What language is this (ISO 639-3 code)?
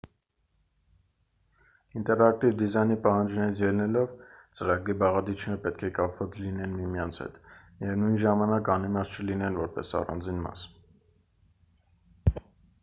hye